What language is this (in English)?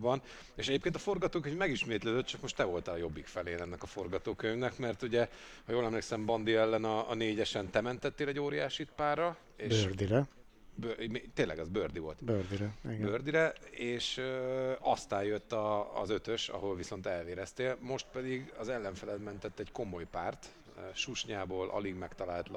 Hungarian